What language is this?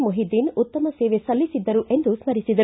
Kannada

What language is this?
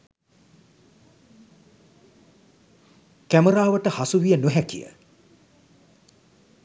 Sinhala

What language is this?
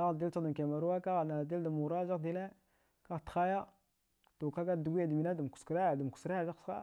Dghwede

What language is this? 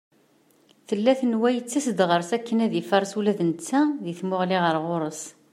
Kabyle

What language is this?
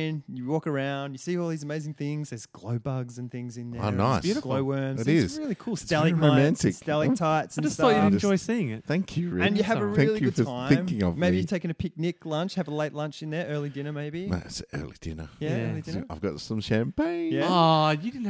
English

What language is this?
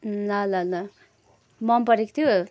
Nepali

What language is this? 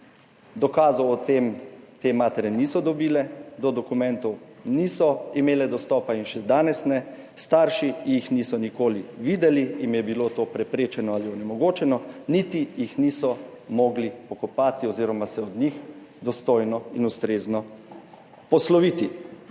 Slovenian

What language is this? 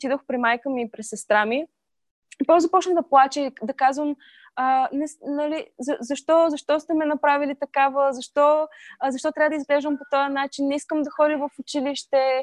Bulgarian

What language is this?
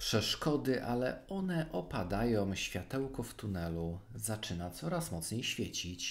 Polish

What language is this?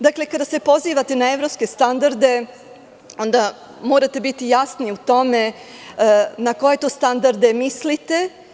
Serbian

